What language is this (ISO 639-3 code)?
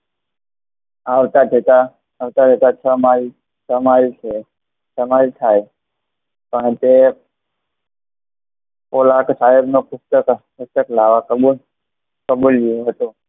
guj